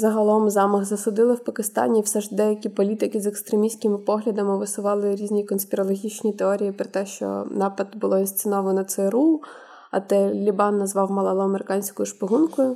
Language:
Ukrainian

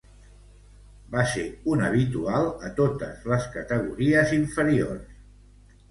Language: Catalan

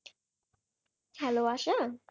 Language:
Bangla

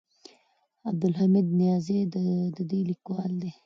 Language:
Pashto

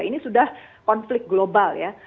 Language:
Indonesian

